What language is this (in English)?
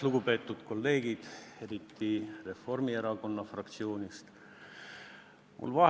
Estonian